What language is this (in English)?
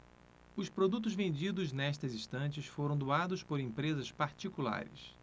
Portuguese